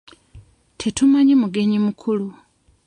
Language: Ganda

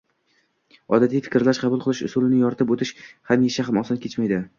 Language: Uzbek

